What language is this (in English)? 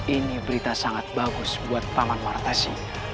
Indonesian